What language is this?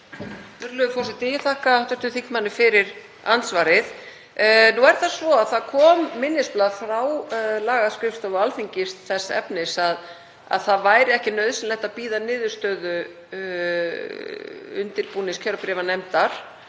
Icelandic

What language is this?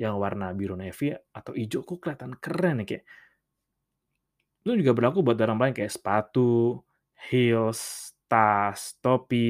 Indonesian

